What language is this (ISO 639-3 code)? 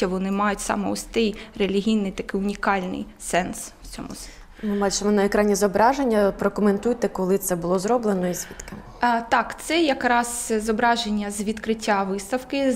ukr